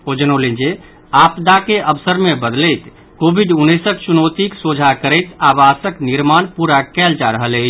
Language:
Maithili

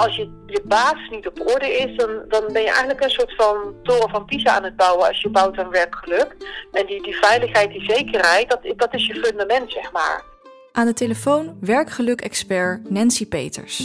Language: Dutch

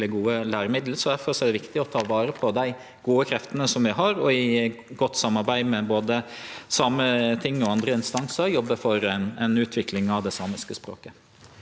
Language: Norwegian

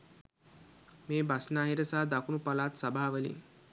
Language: Sinhala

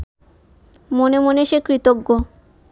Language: Bangla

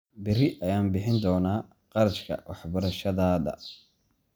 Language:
Somali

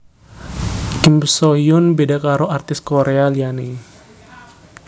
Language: Javanese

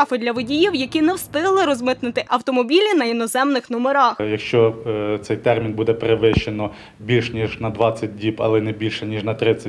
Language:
Ukrainian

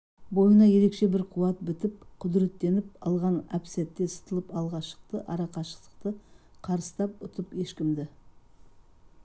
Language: Kazakh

